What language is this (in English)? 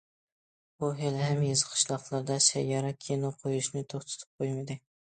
Uyghur